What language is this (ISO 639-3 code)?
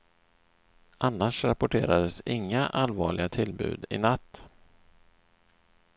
swe